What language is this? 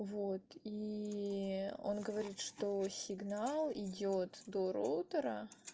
Russian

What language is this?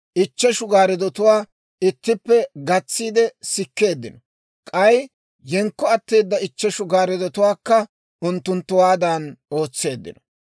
Dawro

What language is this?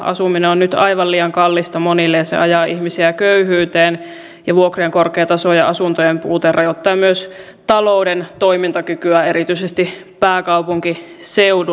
Finnish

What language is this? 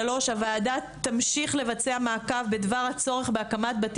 Hebrew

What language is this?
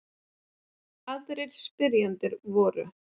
Icelandic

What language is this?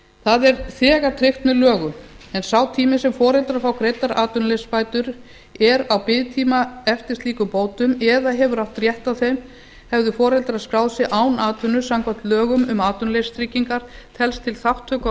Icelandic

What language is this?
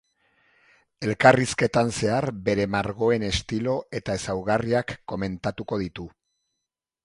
Basque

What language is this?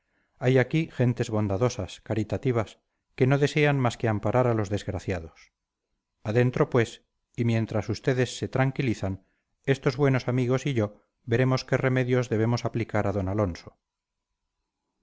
Spanish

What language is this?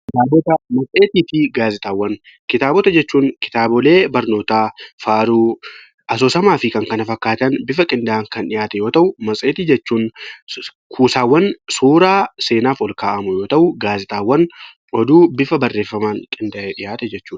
Oromo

